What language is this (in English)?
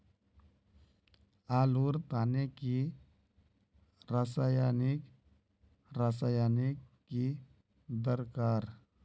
Magahi